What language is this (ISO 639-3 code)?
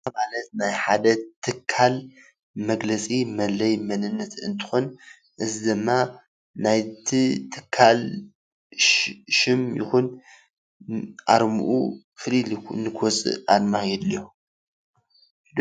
tir